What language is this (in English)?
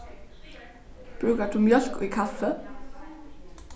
Faroese